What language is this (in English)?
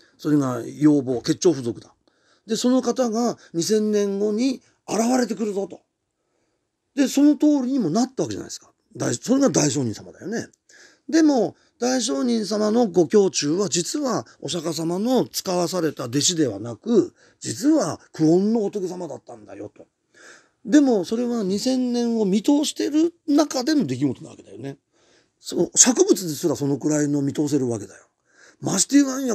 Japanese